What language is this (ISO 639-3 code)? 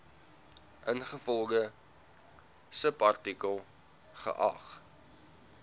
afr